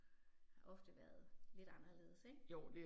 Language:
Danish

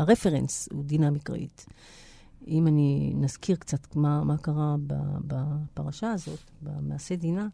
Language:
Hebrew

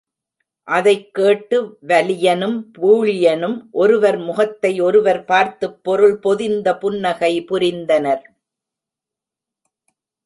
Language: Tamil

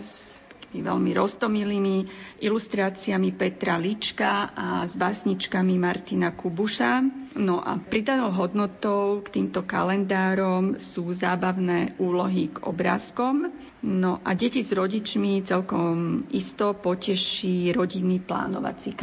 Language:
Slovak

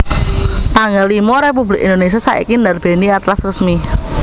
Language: Javanese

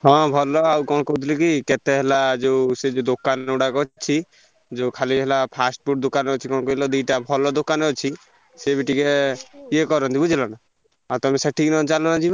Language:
Odia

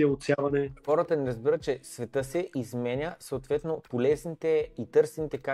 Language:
Bulgarian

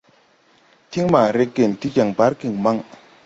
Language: Tupuri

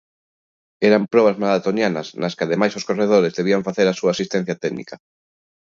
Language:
Galician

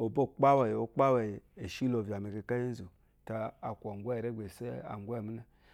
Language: Eloyi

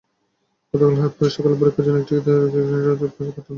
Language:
Bangla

